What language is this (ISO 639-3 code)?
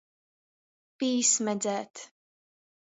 ltg